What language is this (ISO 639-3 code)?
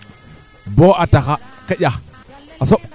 srr